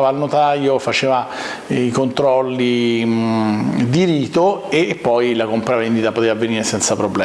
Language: Italian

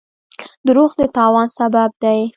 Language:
Pashto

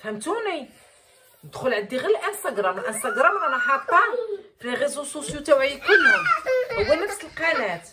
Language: Arabic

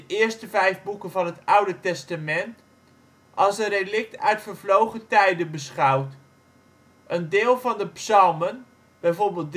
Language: Dutch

